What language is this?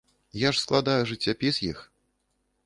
Belarusian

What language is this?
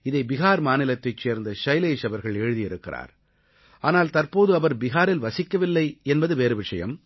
Tamil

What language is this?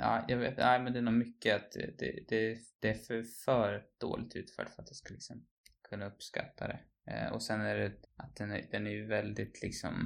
Swedish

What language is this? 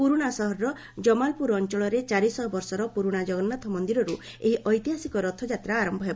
Odia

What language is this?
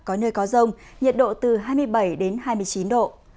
Vietnamese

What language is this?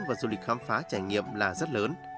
Vietnamese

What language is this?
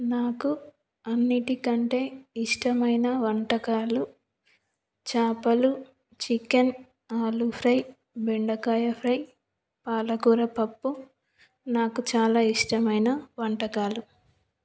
Telugu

